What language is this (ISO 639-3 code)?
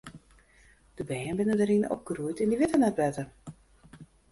fry